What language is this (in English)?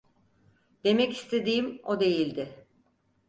Turkish